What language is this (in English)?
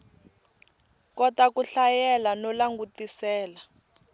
Tsonga